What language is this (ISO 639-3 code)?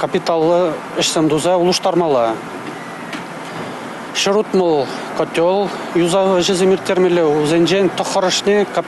rus